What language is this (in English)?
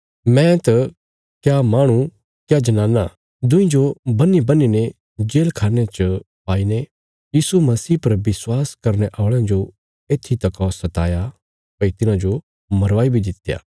Bilaspuri